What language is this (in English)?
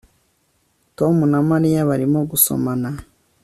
Kinyarwanda